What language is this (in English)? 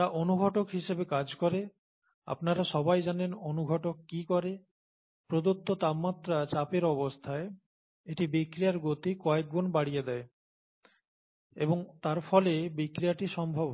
Bangla